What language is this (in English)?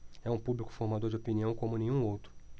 Portuguese